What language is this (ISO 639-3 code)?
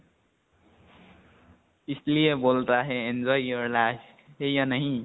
asm